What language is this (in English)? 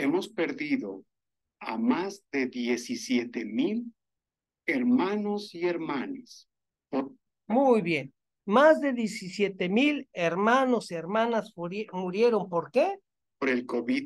Spanish